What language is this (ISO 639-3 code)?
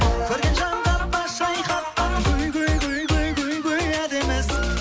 kaz